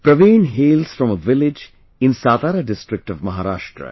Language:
English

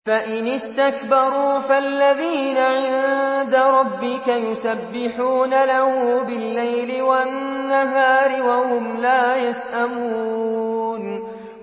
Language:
Arabic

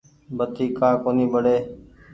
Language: Goaria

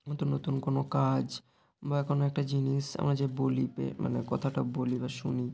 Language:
Bangla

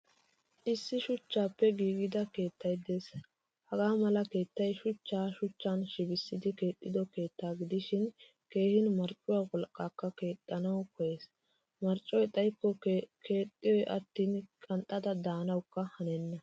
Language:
Wolaytta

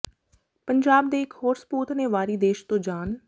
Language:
Punjabi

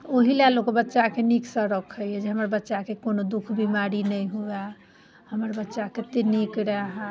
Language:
Maithili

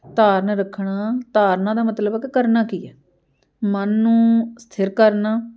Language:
Punjabi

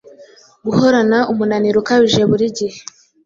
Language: Kinyarwanda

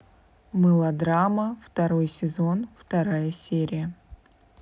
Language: Russian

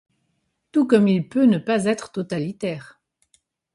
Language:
French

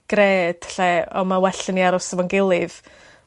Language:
Welsh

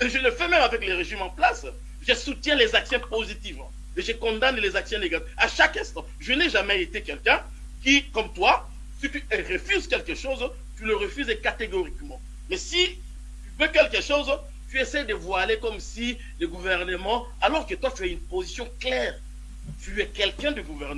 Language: French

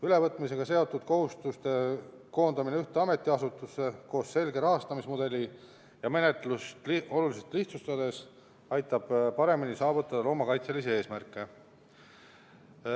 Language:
Estonian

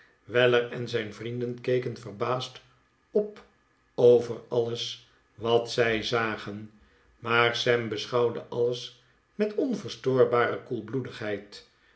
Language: Dutch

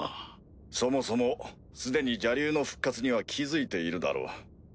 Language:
Japanese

